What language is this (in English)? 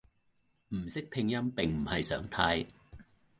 Cantonese